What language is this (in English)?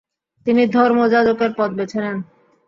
Bangla